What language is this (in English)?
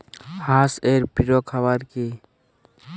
Bangla